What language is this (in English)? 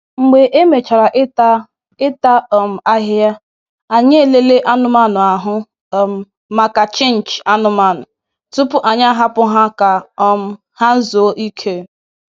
Igbo